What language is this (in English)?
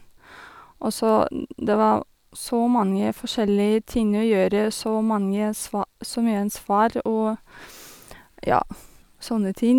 Norwegian